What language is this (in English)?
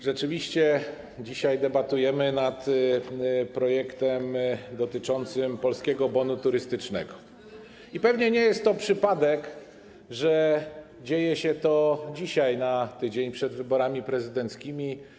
Polish